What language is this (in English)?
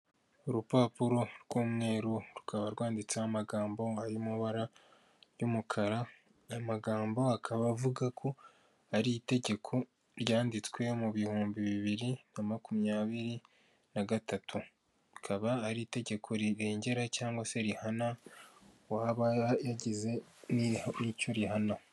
Kinyarwanda